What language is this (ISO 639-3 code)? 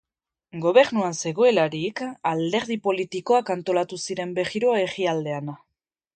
eus